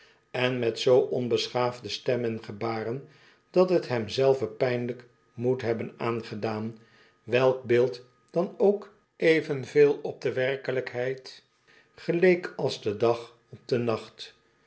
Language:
Dutch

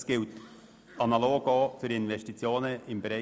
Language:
Swiss German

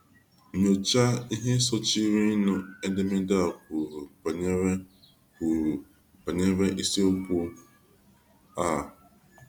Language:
Igbo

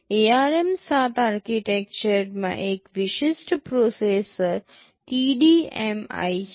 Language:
Gujarati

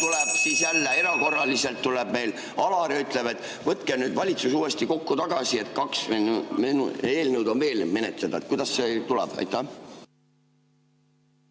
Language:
Estonian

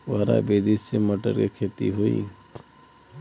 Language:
Bhojpuri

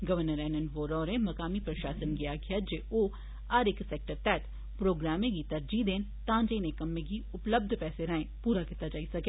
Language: Dogri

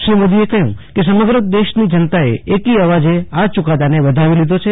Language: Gujarati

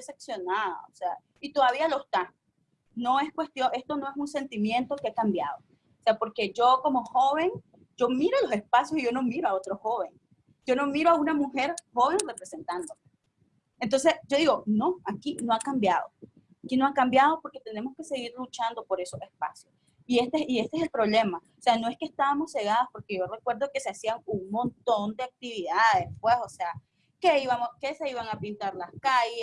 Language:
Spanish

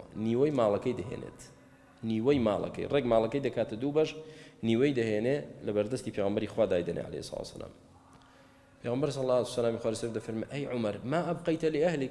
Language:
Arabic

